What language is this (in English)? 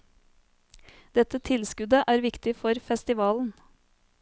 Norwegian